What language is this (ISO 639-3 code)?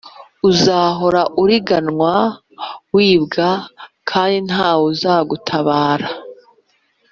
kin